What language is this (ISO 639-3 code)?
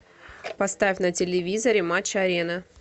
rus